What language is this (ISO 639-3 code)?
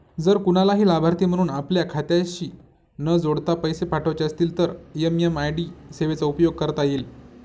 mar